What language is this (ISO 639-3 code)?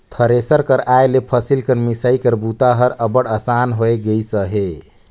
hne